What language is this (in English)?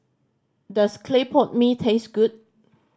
English